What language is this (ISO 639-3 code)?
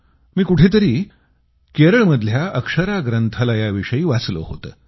mar